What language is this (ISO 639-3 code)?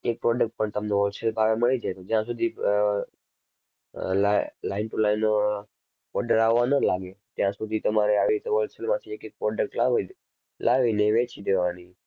guj